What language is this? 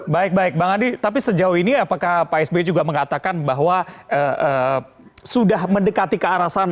Indonesian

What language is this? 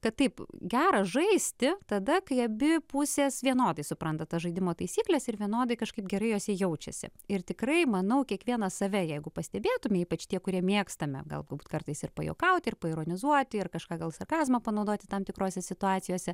Lithuanian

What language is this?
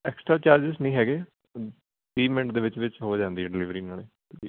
Punjabi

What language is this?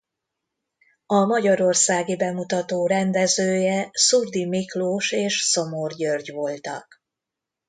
Hungarian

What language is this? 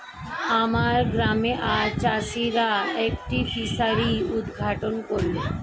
Bangla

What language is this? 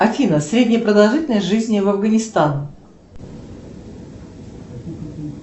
Russian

